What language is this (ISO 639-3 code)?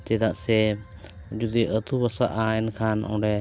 sat